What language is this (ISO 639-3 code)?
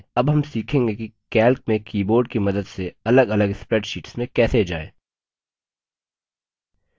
hin